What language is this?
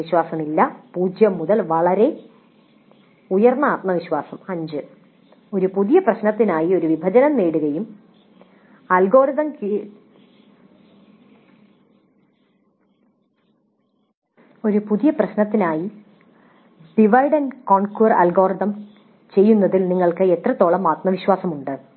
Malayalam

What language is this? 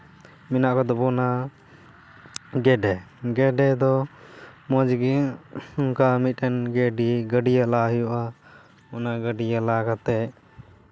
Santali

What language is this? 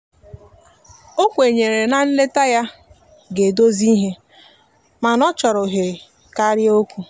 Igbo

